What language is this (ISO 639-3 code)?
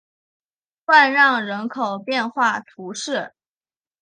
zho